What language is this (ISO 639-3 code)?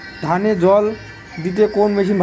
ben